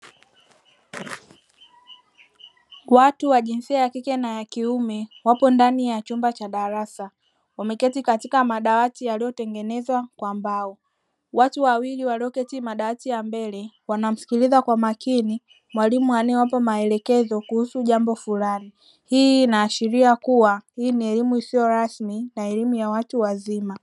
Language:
Swahili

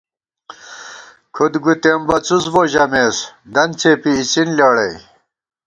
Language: Gawar-Bati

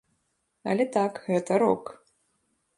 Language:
Belarusian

